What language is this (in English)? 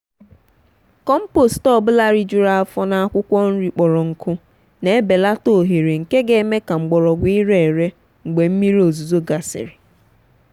Igbo